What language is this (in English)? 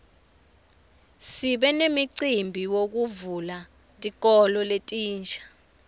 Swati